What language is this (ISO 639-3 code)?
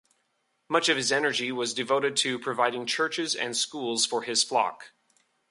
eng